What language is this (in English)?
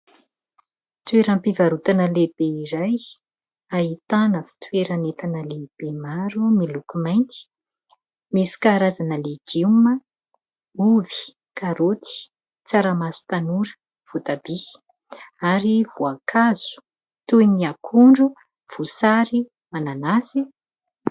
Malagasy